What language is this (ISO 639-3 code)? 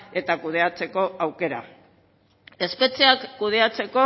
eus